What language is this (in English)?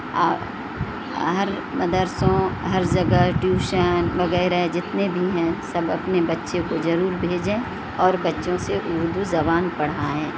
Urdu